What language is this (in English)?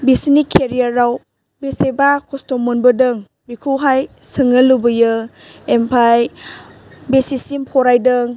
Bodo